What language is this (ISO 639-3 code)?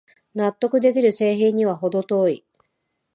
jpn